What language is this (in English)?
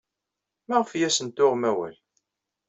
Kabyle